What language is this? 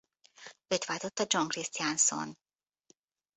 Hungarian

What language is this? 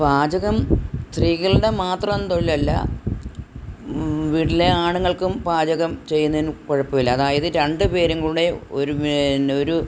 Malayalam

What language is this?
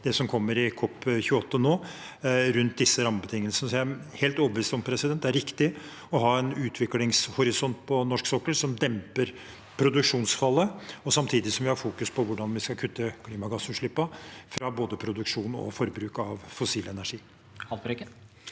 Norwegian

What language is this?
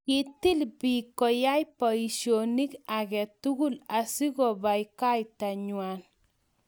Kalenjin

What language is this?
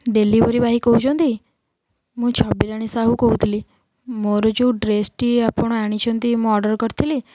Odia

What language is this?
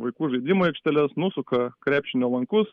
Lithuanian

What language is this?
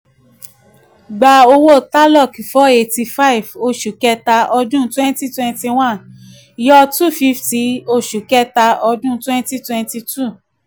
Yoruba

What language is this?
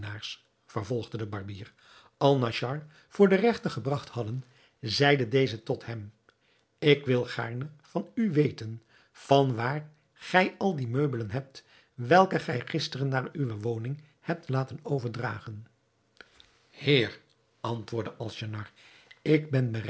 Dutch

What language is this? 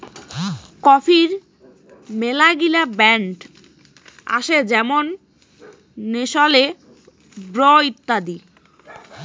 Bangla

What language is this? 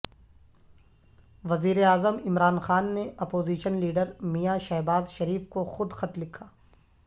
Urdu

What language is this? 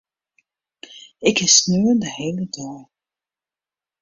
Western Frisian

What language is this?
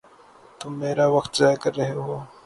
Urdu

